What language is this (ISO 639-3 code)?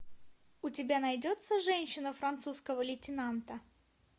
rus